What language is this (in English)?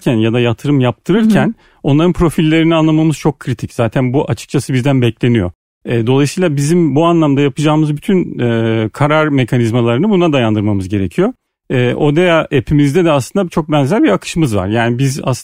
Turkish